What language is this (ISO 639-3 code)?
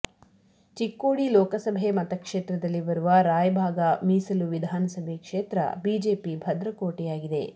kan